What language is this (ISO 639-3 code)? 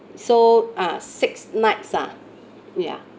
eng